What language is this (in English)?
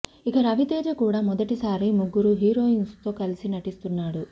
Telugu